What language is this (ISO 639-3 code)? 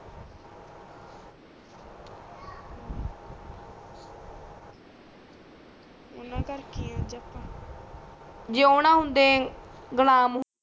pan